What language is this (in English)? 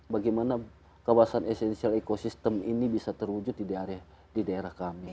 Indonesian